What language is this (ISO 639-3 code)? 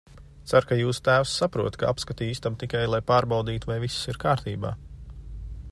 lav